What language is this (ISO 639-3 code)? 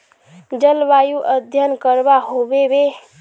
mag